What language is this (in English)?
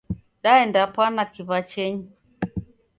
Taita